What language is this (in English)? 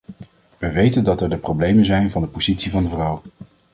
Dutch